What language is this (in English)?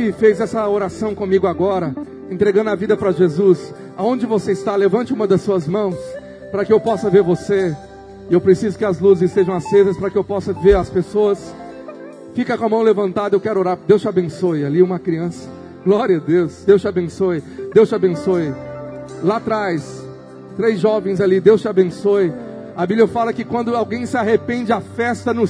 Portuguese